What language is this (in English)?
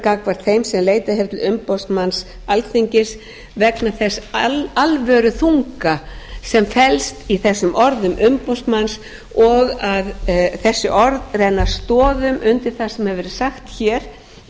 Icelandic